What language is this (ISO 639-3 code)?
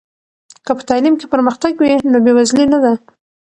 pus